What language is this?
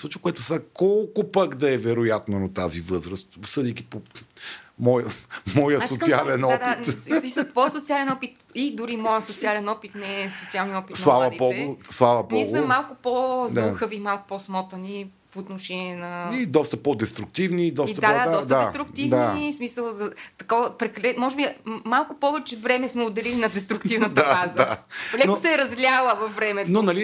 Bulgarian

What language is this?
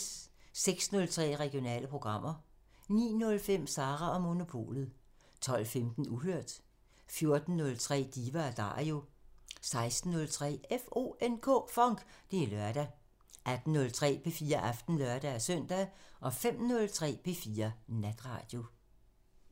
Danish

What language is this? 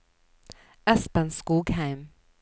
Norwegian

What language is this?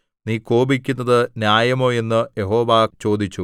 Malayalam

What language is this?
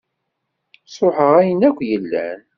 Kabyle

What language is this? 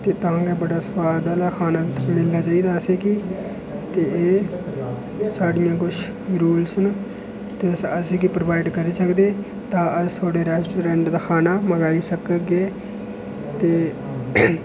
Dogri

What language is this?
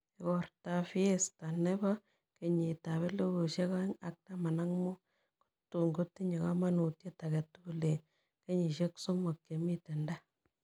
Kalenjin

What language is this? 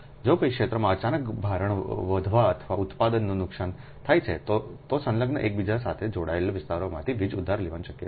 Gujarati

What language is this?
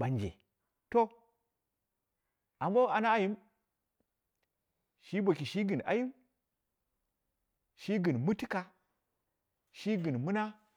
Dera (Nigeria)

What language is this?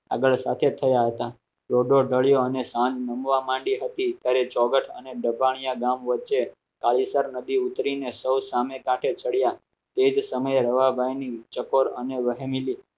Gujarati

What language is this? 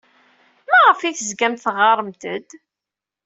Kabyle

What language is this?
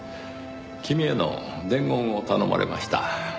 Japanese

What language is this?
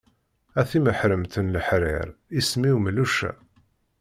Kabyle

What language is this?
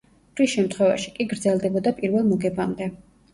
Georgian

